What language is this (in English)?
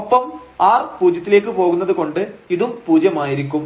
Malayalam